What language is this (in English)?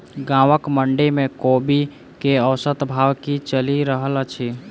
Maithili